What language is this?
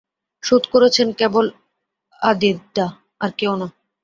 Bangla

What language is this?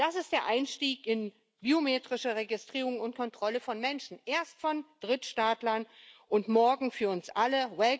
German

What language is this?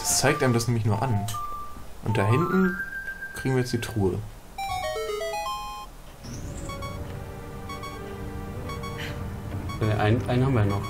German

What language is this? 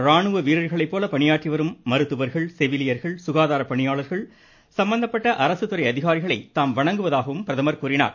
Tamil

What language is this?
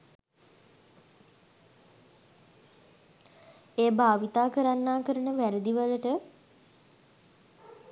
Sinhala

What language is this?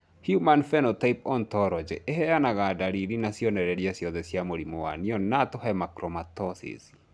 Kikuyu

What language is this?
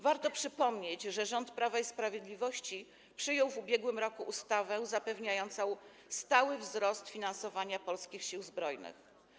Polish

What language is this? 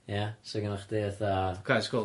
Welsh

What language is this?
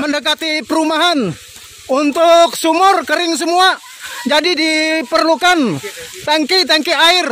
Indonesian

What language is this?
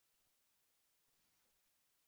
Uzbek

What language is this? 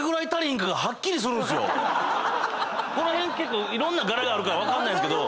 Japanese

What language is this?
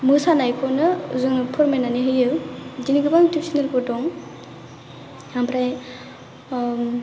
Bodo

